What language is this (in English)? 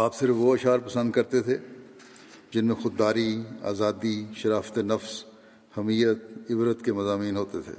Urdu